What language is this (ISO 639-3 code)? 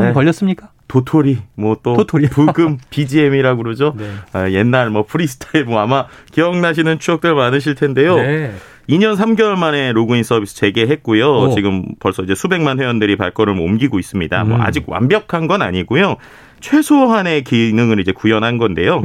kor